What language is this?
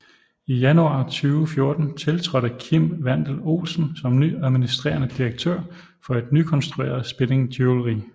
Danish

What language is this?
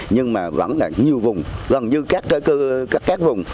Vietnamese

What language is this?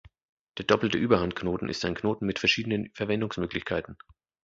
German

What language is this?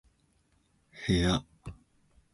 Japanese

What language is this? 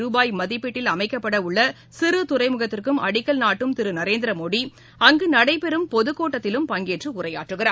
Tamil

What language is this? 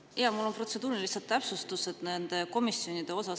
Estonian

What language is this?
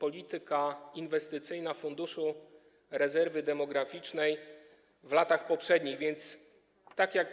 Polish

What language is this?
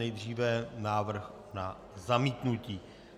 Czech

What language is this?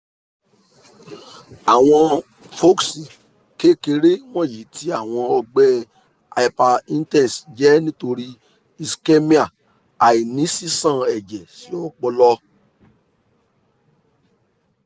Yoruba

